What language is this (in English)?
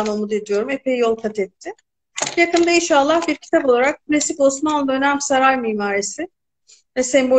Turkish